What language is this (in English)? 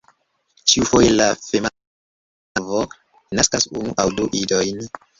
Esperanto